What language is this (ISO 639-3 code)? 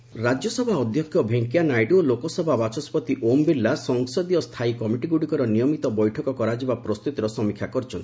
ori